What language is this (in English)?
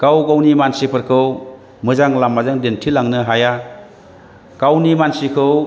Bodo